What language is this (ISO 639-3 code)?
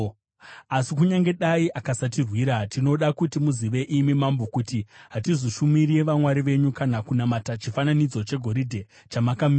sna